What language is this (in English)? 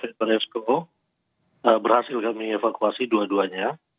Indonesian